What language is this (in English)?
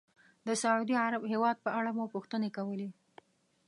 Pashto